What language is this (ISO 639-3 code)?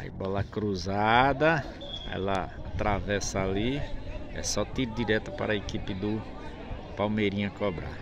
por